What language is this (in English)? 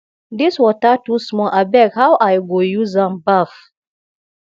Nigerian Pidgin